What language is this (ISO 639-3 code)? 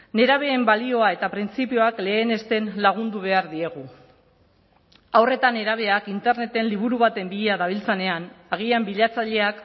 eus